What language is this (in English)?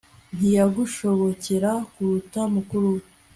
Kinyarwanda